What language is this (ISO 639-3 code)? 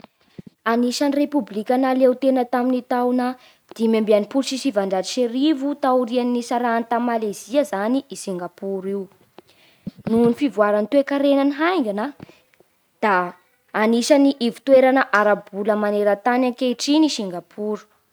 bhr